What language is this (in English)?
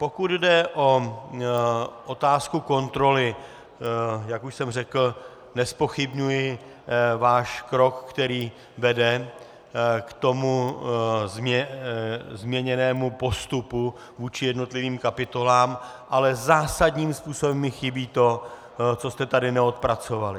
Czech